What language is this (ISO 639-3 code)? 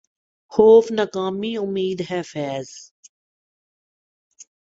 urd